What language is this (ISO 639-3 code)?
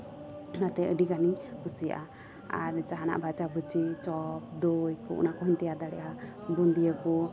sat